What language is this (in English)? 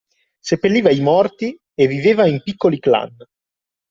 Italian